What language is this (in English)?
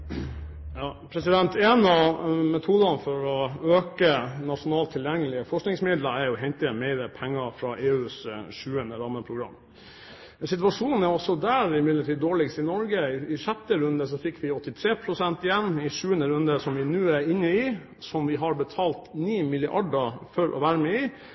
Norwegian